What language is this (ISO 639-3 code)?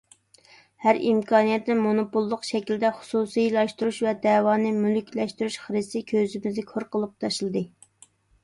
uig